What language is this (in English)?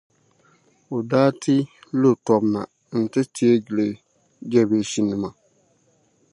Dagbani